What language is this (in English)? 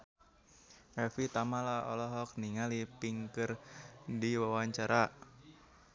Sundanese